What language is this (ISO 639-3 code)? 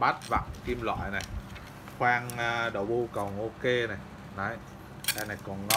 vie